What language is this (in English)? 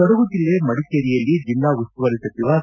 Kannada